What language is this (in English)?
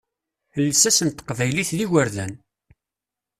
Kabyle